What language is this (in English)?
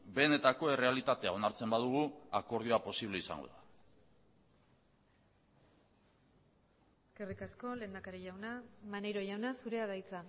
Basque